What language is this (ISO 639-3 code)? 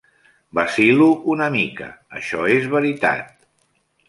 cat